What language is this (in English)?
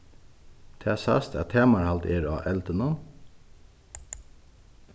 Faroese